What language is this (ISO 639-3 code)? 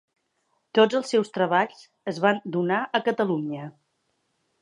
cat